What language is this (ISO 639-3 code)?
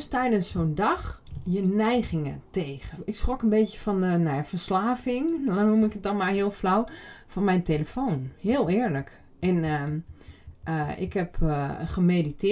nld